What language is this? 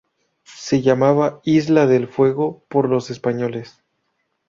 Spanish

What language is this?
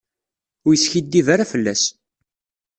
Kabyle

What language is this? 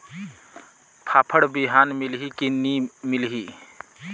Chhattisgarhi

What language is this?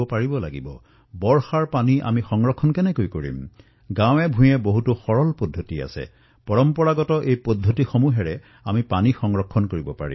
Assamese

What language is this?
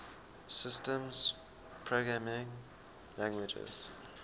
English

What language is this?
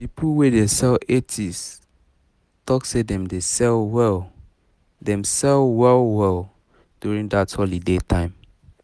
Nigerian Pidgin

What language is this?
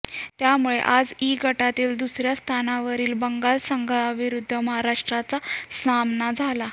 Marathi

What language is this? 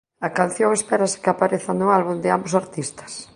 Galician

